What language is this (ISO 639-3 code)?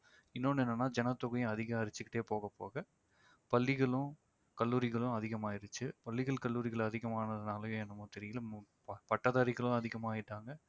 tam